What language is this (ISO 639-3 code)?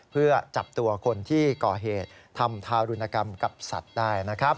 tha